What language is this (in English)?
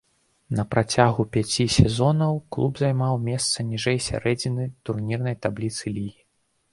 Belarusian